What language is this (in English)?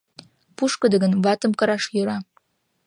Mari